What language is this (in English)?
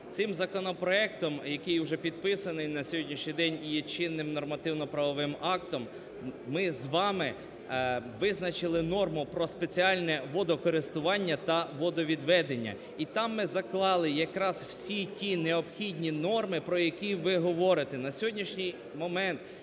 Ukrainian